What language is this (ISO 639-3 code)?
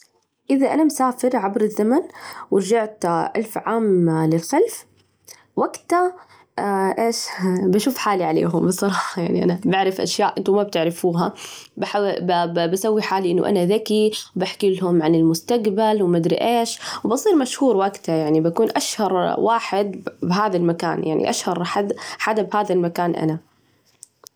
ars